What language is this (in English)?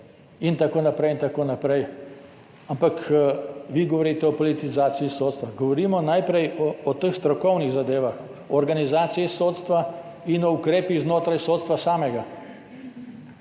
Slovenian